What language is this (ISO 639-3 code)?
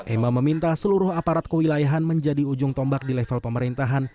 ind